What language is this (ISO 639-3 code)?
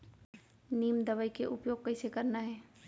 hne